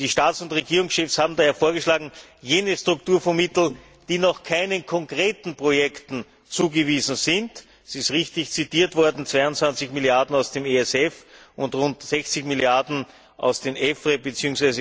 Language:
German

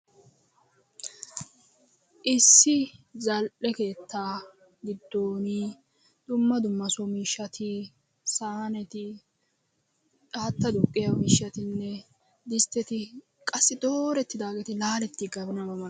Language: Wolaytta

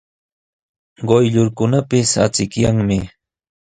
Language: Sihuas Ancash Quechua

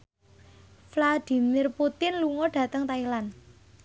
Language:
Javanese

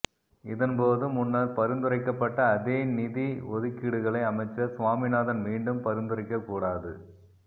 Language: Tamil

